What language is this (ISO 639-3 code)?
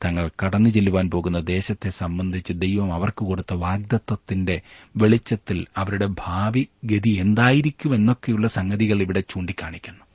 mal